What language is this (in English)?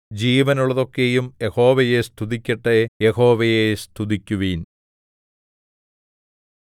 Malayalam